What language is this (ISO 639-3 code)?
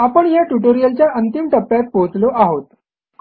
mar